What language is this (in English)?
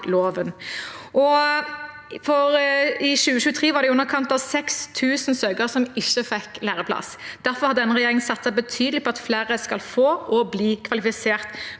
Norwegian